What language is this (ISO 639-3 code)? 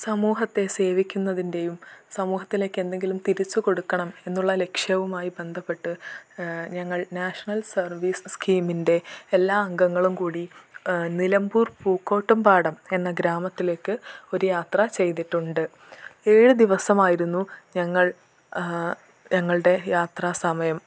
mal